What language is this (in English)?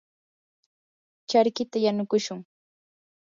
Yanahuanca Pasco Quechua